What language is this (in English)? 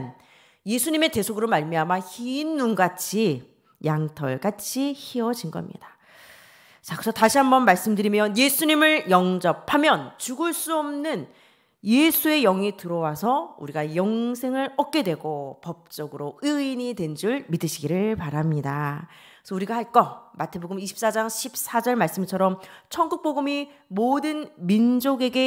Korean